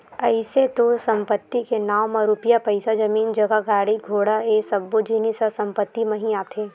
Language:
Chhattisgarhi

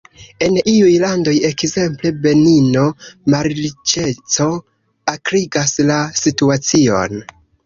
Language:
Esperanto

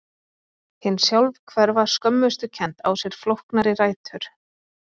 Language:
Icelandic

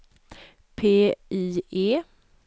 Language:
Swedish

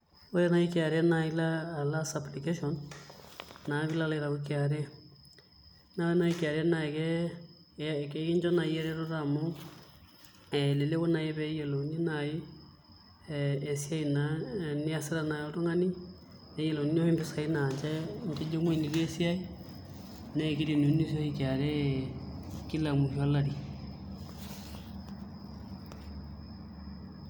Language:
Masai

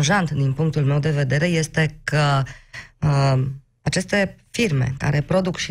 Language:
Romanian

